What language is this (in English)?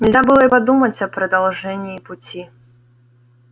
Russian